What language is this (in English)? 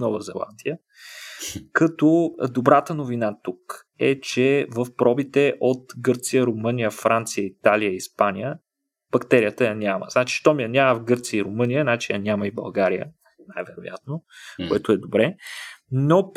Bulgarian